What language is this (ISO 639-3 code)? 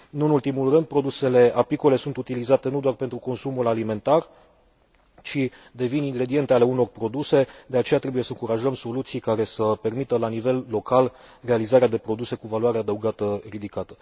ron